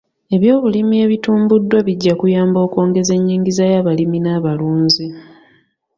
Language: Ganda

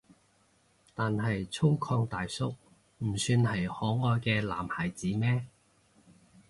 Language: Cantonese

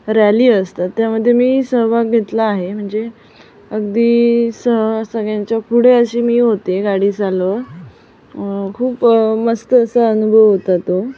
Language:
Marathi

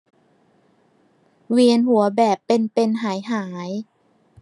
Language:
Thai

